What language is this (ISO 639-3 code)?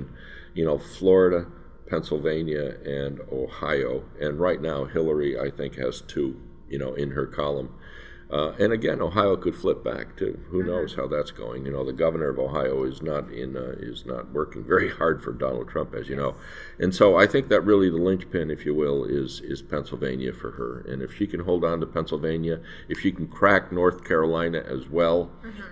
eng